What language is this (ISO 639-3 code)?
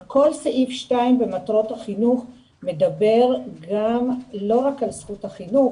heb